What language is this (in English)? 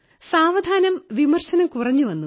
Malayalam